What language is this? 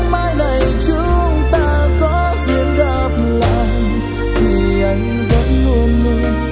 Vietnamese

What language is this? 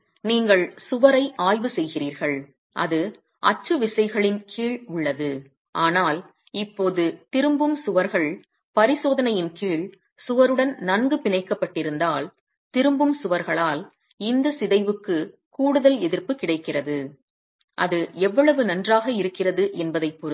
Tamil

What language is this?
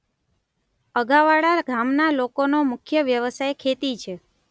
Gujarati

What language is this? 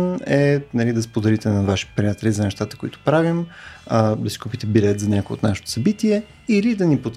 Bulgarian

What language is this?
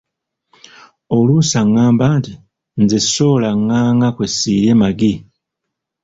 Ganda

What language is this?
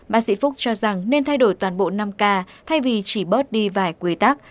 Vietnamese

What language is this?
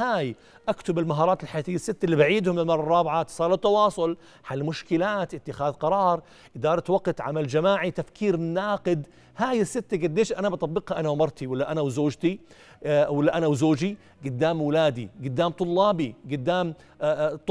Arabic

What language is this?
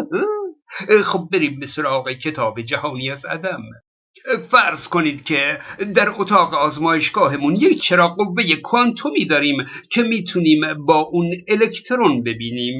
Persian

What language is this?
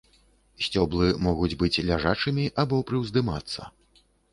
Belarusian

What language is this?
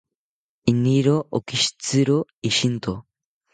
South Ucayali Ashéninka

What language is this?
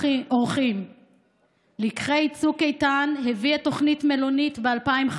Hebrew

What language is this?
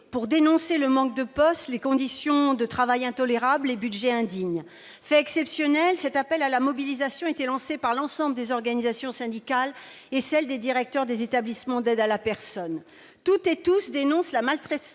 French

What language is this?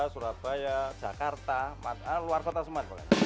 Indonesian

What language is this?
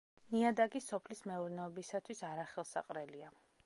Georgian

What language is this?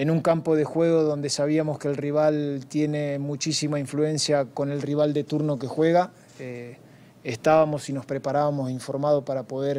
Spanish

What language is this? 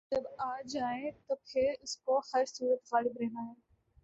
Urdu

